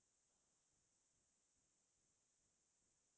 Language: Assamese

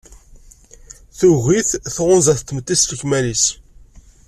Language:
Kabyle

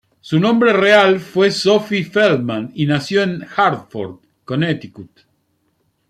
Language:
Spanish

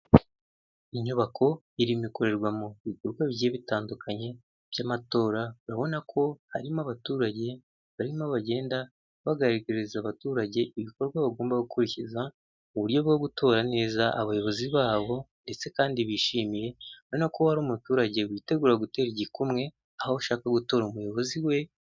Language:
Kinyarwanda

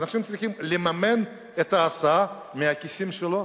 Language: Hebrew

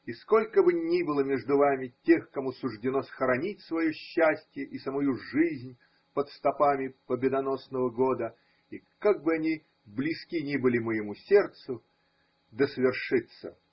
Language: Russian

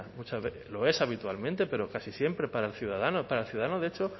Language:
Spanish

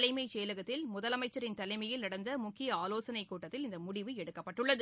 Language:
Tamil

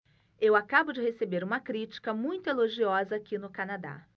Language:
Portuguese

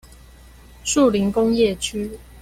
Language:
Chinese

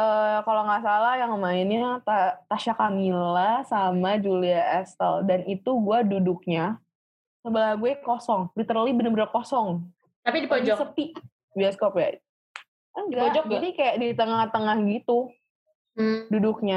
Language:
Indonesian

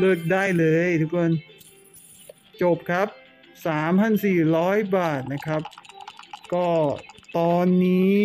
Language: Thai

